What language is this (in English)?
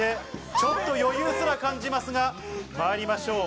Japanese